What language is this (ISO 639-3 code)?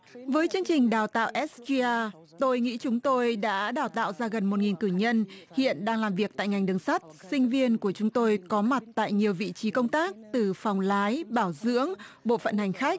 vie